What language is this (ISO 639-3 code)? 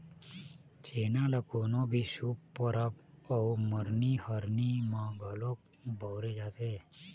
hne